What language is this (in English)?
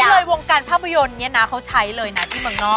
Thai